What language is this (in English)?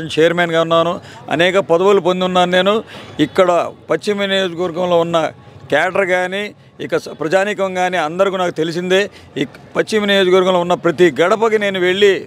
Telugu